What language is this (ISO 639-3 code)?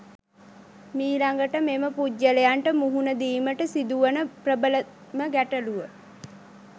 sin